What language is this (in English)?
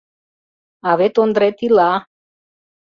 Mari